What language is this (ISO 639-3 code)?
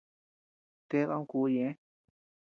cux